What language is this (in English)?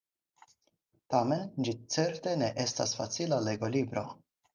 Esperanto